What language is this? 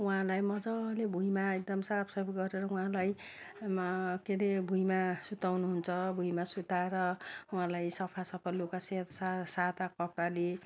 Nepali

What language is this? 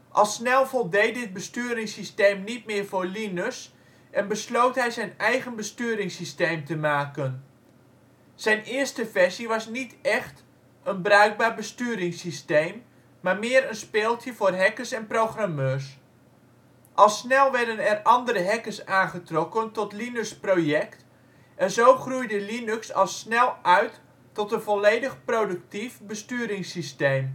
Dutch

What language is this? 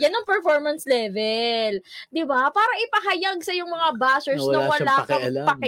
Filipino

